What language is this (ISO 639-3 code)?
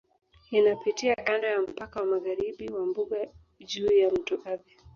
swa